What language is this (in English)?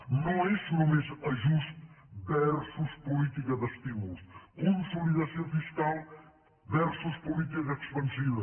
Catalan